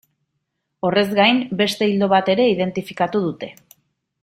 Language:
Basque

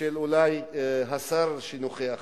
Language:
Hebrew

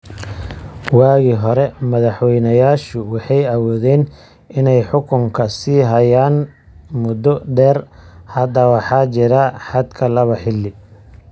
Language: Somali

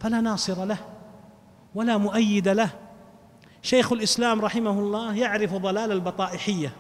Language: Arabic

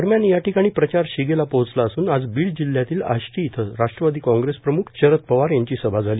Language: Marathi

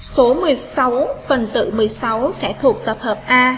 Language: Vietnamese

